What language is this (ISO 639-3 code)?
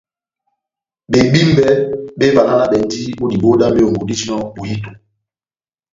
bnm